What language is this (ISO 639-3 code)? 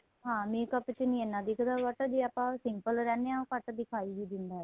pan